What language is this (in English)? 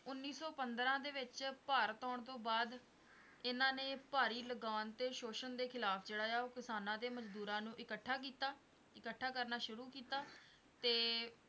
Punjabi